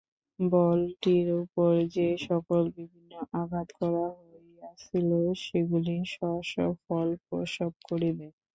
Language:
Bangla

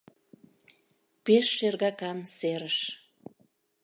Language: Mari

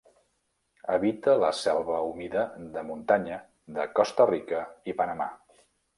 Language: Catalan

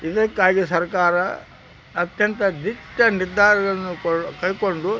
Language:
Kannada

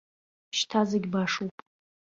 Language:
Abkhazian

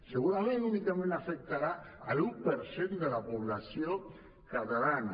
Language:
Catalan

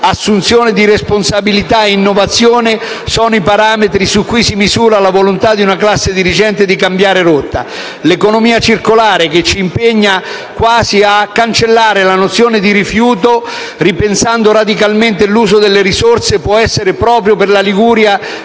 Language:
Italian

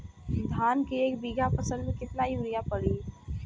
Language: Bhojpuri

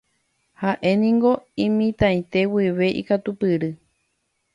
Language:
Guarani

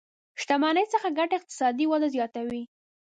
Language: Pashto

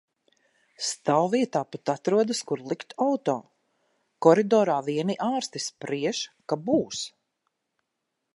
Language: Latvian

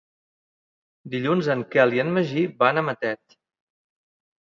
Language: Catalan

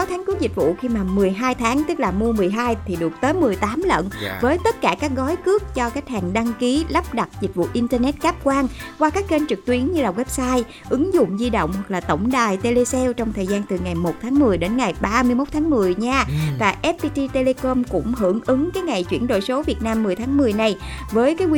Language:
Vietnamese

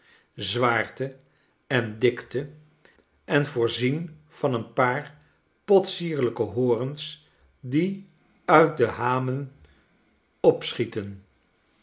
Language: Dutch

